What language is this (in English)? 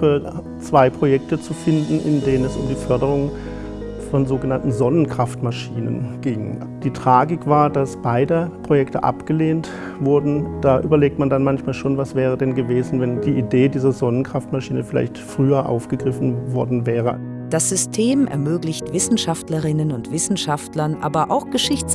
German